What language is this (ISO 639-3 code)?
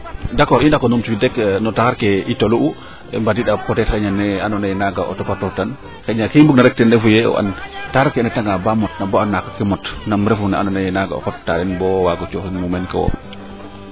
srr